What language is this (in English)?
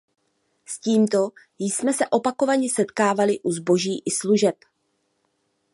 Czech